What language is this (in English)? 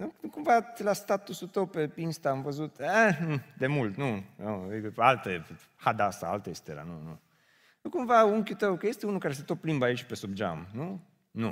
Romanian